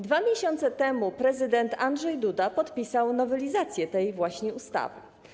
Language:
Polish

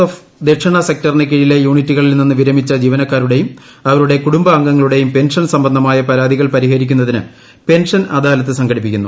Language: Malayalam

